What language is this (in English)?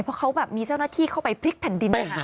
Thai